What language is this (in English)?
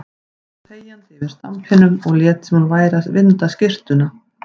Icelandic